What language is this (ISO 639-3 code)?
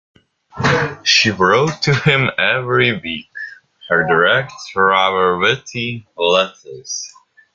eng